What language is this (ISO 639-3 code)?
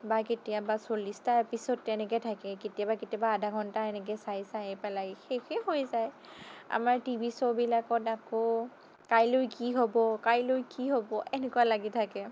asm